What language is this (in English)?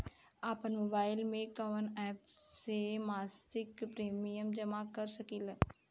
Bhojpuri